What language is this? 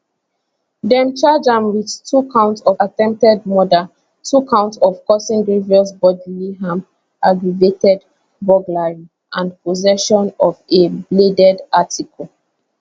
Nigerian Pidgin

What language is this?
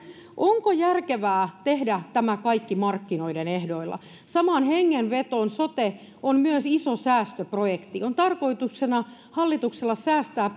Finnish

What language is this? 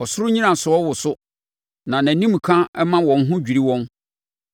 Akan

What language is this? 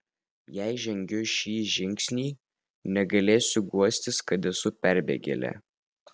Lithuanian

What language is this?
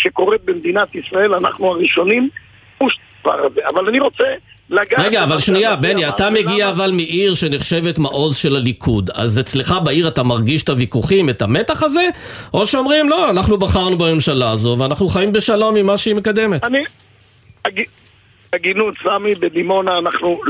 Hebrew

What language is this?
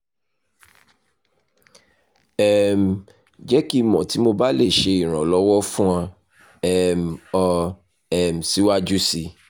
Yoruba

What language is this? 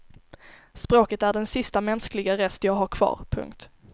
Swedish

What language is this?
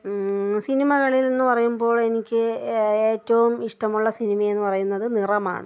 Malayalam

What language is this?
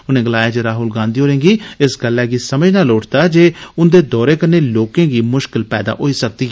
Dogri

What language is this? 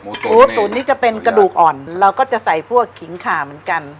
Thai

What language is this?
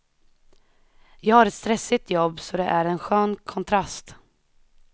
Swedish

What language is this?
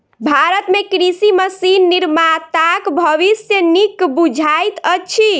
Maithili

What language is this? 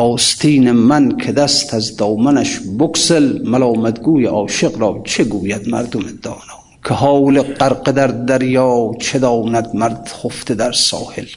Persian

